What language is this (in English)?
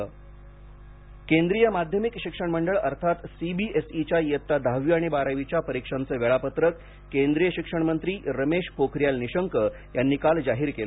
Marathi